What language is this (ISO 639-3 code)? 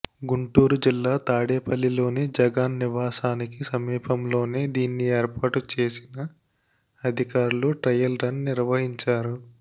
tel